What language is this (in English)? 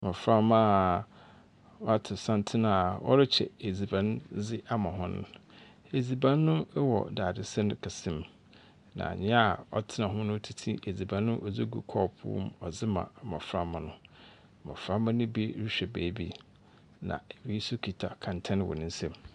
Akan